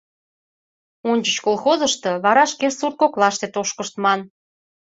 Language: Mari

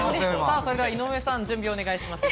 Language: Japanese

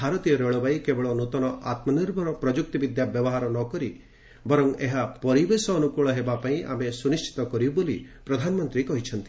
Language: Odia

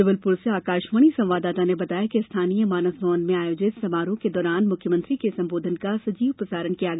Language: Hindi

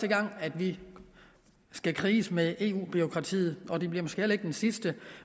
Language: Danish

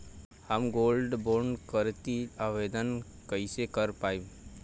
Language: Bhojpuri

